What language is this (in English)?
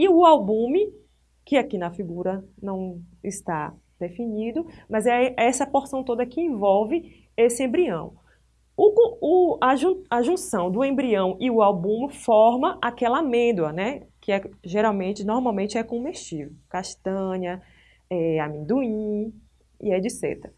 Portuguese